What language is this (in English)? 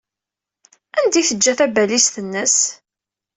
Kabyle